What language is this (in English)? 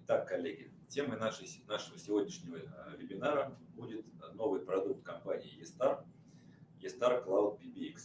Russian